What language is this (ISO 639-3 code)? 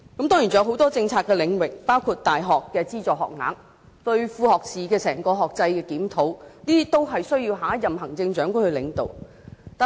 yue